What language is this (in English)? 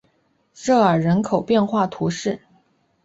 Chinese